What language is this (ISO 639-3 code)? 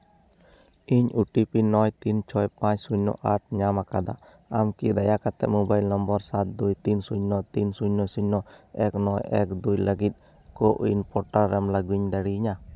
sat